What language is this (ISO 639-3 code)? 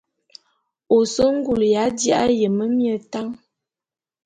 bum